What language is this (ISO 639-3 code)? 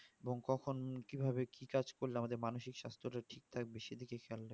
ben